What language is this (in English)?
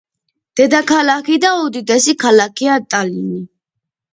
Georgian